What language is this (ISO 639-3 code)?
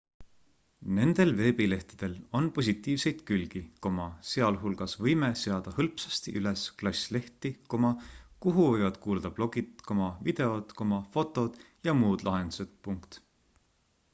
est